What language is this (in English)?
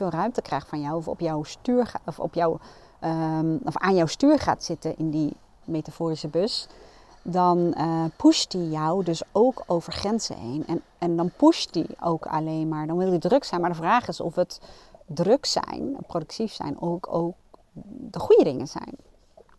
Dutch